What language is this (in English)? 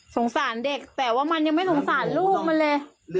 Thai